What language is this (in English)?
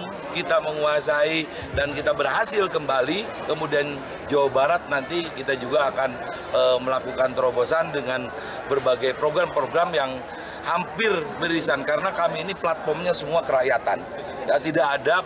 Indonesian